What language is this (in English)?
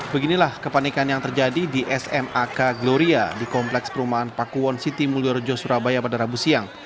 Indonesian